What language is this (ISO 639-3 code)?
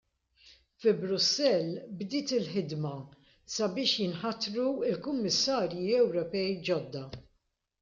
mlt